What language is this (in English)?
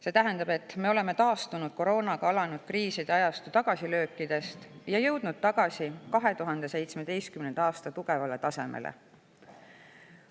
Estonian